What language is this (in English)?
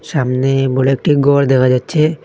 Bangla